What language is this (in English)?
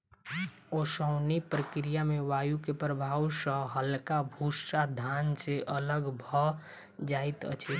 Maithili